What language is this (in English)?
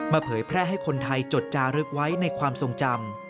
Thai